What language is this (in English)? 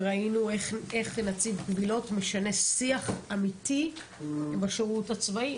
Hebrew